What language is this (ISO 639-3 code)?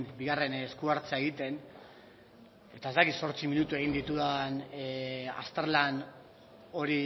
eus